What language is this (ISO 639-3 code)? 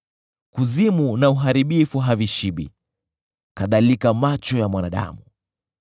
swa